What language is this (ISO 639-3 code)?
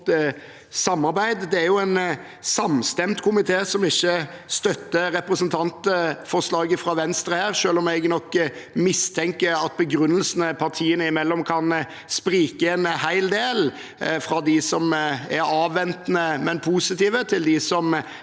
nor